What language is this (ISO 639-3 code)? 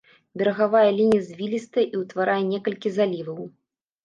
bel